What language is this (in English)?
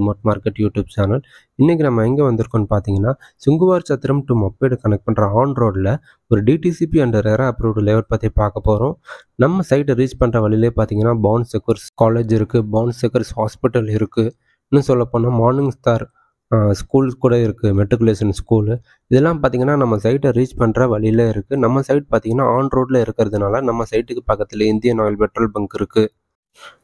Tamil